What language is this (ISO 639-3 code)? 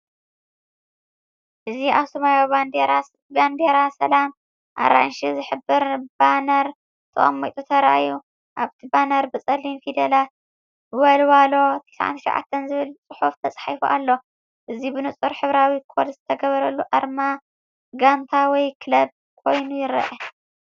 tir